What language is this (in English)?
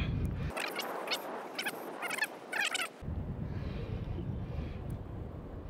Portuguese